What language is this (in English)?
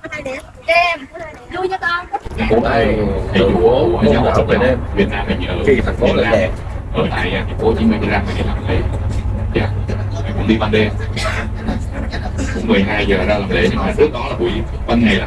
Vietnamese